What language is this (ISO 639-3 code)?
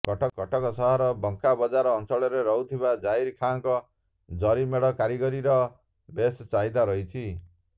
ori